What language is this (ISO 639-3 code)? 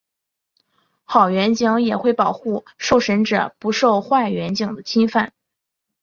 zho